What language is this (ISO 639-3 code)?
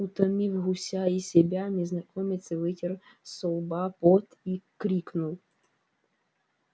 rus